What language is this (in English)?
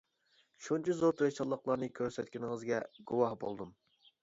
Uyghur